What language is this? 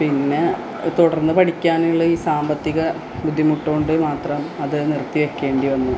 Malayalam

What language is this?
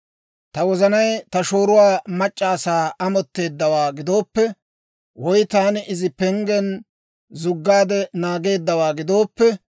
Dawro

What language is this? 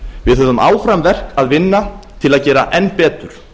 Icelandic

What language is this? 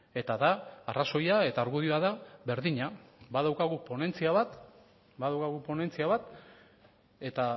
Basque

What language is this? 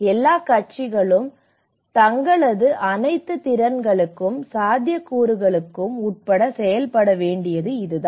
Tamil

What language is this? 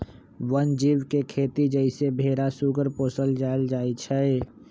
Magahi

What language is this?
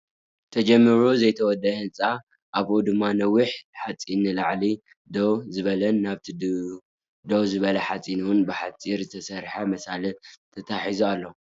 Tigrinya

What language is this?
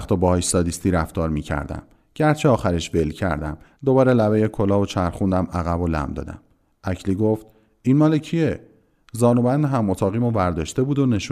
Persian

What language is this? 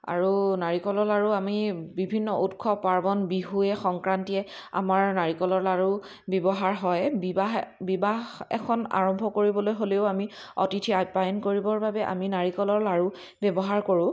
Assamese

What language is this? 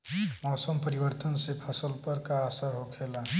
Bhojpuri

